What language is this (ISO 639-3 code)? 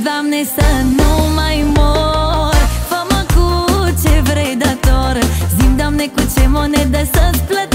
ron